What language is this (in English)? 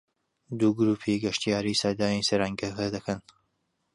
Central Kurdish